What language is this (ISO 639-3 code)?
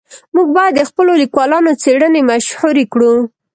pus